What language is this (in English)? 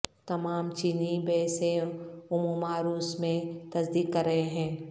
Urdu